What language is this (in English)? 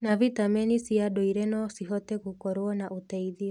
Kikuyu